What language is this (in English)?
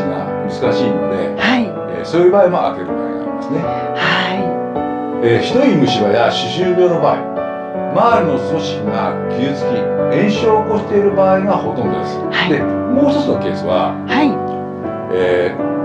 Japanese